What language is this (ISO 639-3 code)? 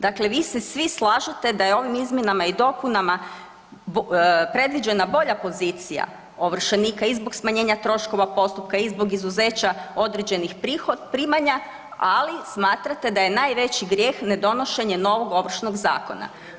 hrv